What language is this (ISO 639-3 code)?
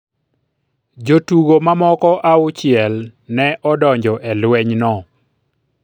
luo